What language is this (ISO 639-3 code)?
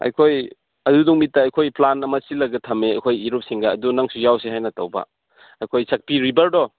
mni